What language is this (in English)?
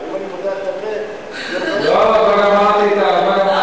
Hebrew